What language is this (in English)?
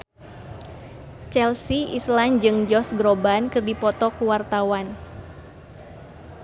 Sundanese